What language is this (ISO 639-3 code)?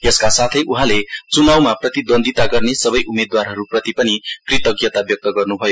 nep